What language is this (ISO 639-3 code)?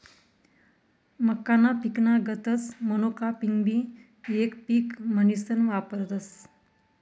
mar